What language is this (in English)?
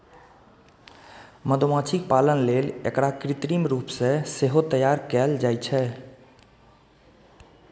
Maithili